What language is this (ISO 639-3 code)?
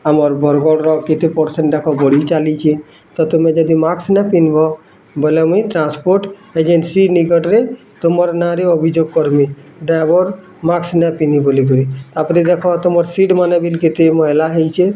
ori